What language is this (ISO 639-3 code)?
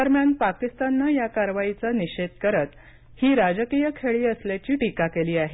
mar